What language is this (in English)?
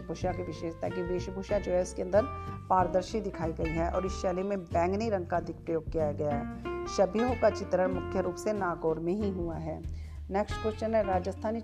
Hindi